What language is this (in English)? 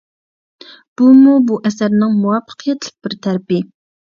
Uyghur